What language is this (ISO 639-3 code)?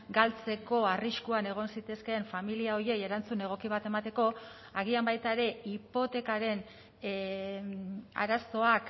eus